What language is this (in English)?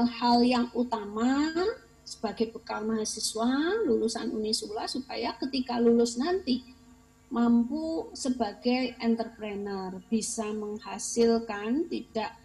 Indonesian